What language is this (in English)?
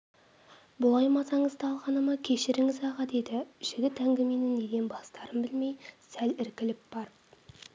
Kazakh